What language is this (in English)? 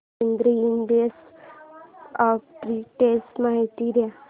Marathi